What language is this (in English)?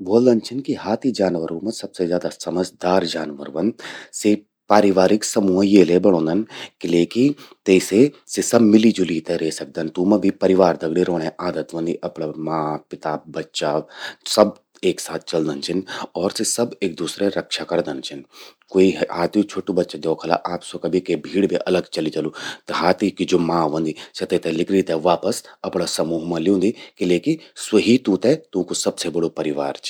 Garhwali